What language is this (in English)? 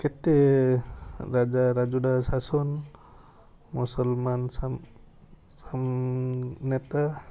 Odia